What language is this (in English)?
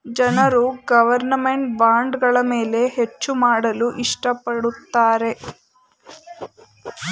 Kannada